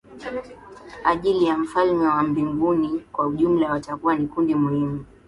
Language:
Swahili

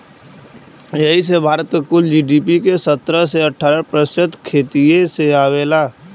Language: Bhojpuri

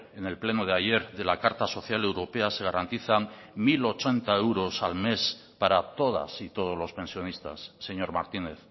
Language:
Spanish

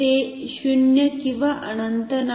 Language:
Marathi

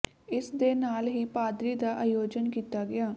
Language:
Punjabi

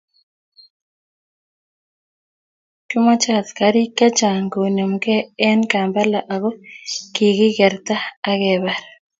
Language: Kalenjin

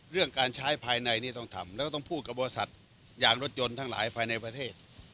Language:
Thai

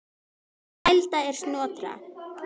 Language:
Icelandic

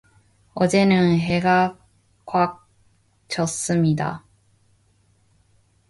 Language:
Korean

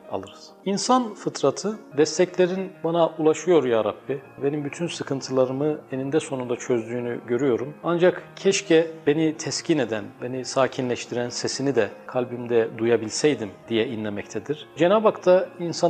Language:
Turkish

